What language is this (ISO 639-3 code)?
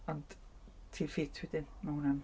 cym